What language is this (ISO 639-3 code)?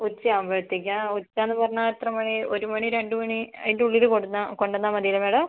mal